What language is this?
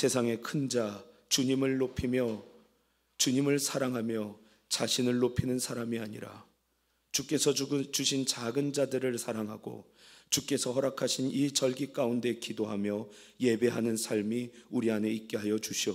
Korean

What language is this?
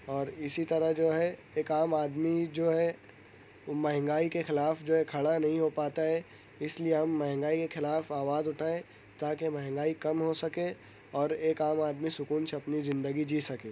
Urdu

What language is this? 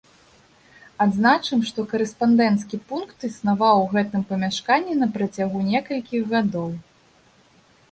Belarusian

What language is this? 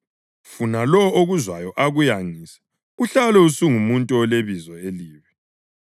North Ndebele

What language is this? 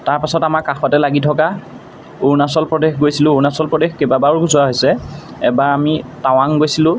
Assamese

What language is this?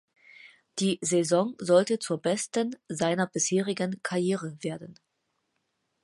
German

